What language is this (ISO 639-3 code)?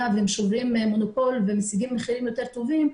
heb